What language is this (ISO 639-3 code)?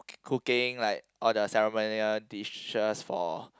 eng